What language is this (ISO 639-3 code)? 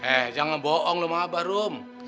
ind